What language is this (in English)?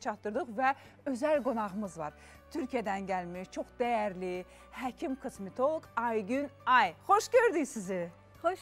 Turkish